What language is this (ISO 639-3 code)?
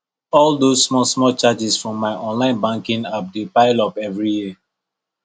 pcm